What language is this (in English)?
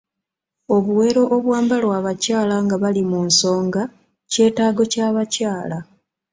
Ganda